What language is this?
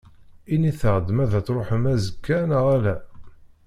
Kabyle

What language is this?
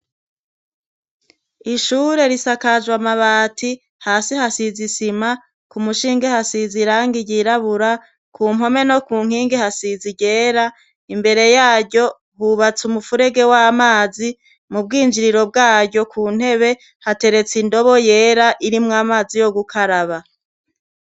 Rundi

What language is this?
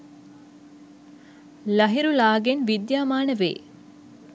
Sinhala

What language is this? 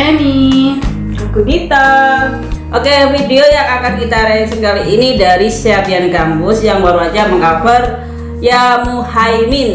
Indonesian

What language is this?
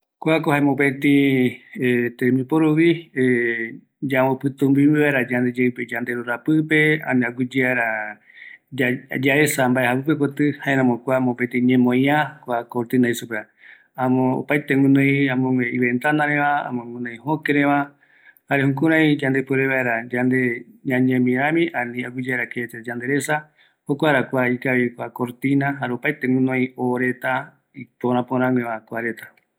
Eastern Bolivian Guaraní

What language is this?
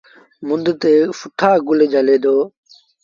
Sindhi Bhil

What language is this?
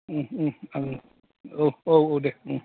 Bodo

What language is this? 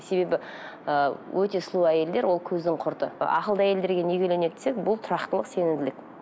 Kazakh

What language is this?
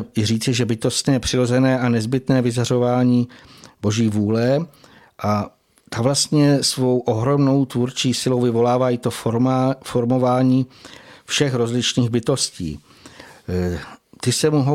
Czech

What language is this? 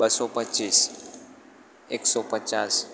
Gujarati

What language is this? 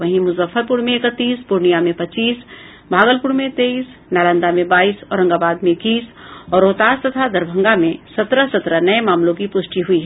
Hindi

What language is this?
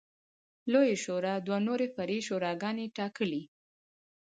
Pashto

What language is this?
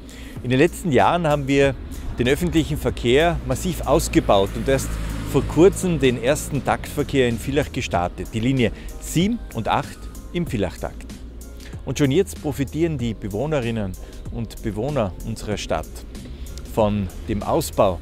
German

